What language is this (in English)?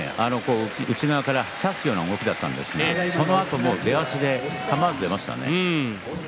Japanese